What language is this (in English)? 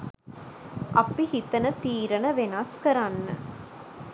Sinhala